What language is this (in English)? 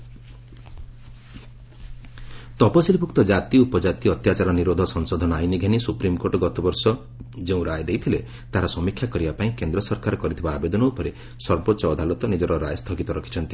Odia